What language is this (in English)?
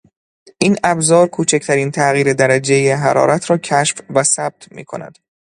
Persian